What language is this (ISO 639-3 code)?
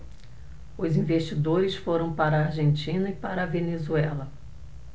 por